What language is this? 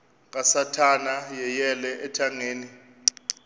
Xhosa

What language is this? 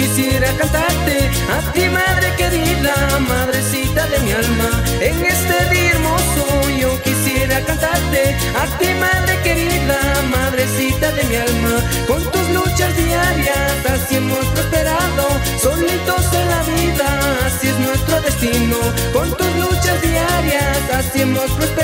Spanish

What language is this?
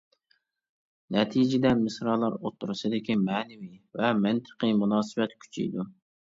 Uyghur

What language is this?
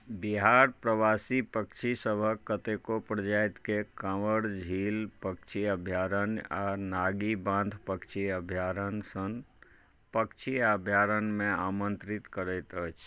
Maithili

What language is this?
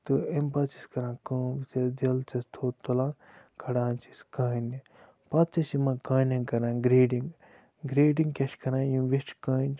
Kashmiri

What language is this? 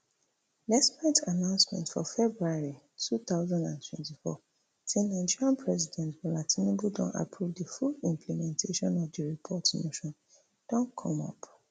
Nigerian Pidgin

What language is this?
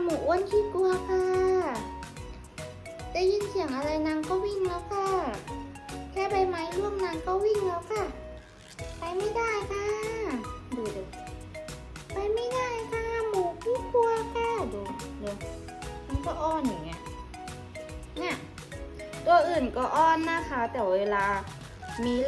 Thai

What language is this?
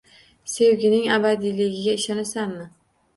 Uzbek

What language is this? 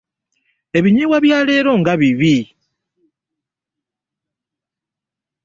Ganda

